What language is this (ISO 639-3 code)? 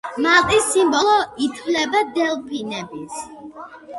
kat